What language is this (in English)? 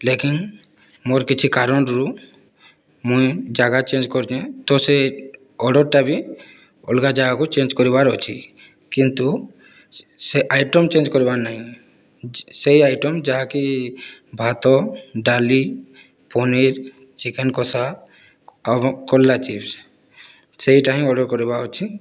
Odia